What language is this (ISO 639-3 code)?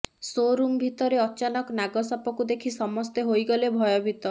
ori